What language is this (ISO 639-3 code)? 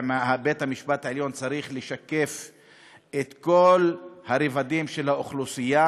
heb